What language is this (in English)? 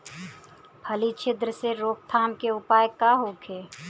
Bhojpuri